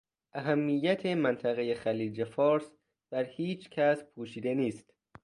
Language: Persian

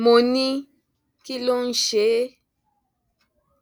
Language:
Yoruba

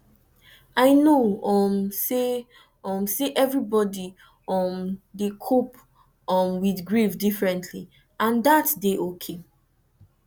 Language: Nigerian Pidgin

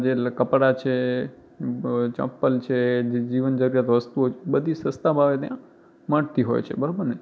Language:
Gujarati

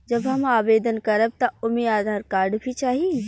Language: Bhojpuri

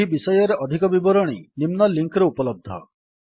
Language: Odia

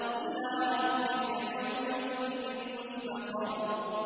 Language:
Arabic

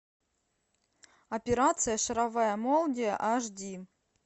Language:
Russian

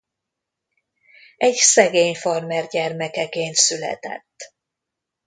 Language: Hungarian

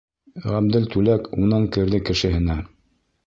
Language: Bashkir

